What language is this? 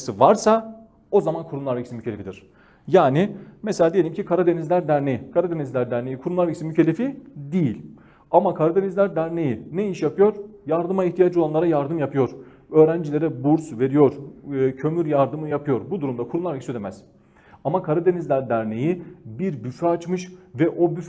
Turkish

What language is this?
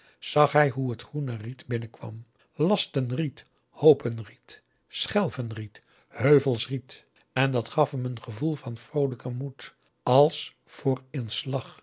Dutch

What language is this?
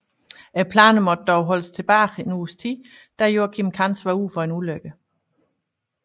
Danish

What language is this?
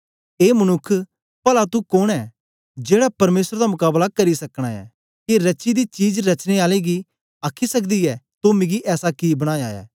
Dogri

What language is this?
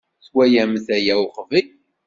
Kabyle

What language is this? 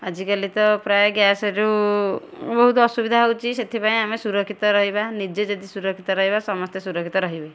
Odia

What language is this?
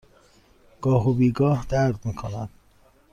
Persian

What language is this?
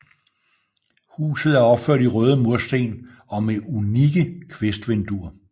Danish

